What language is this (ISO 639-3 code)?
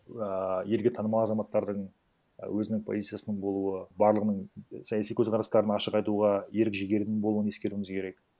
kaz